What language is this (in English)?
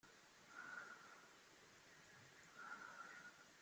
Kabyle